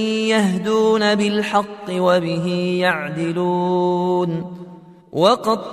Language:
Arabic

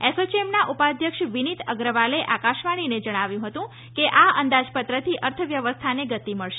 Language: Gujarati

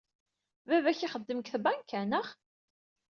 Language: Kabyle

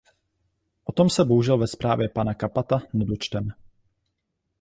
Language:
Czech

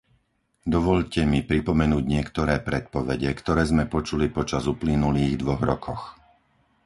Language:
Slovak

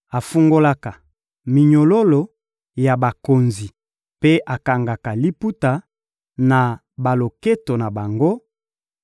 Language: Lingala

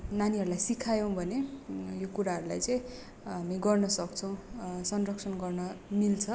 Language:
Nepali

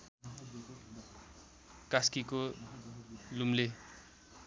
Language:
Nepali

